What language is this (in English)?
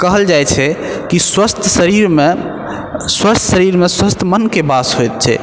Maithili